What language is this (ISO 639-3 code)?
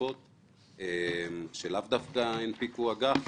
heb